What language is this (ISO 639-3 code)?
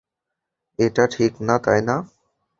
ben